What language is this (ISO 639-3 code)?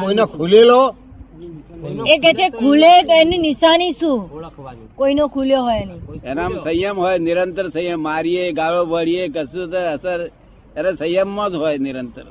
guj